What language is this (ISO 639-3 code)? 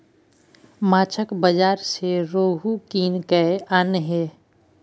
mai